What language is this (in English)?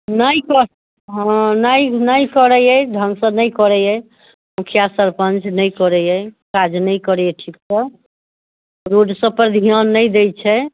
Maithili